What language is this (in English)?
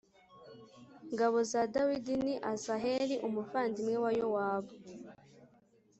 Kinyarwanda